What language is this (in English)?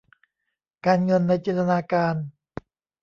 Thai